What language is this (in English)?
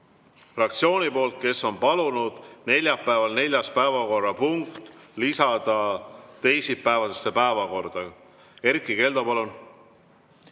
Estonian